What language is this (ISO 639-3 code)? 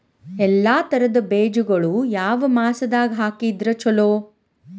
kan